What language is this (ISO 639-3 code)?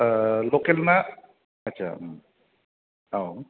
brx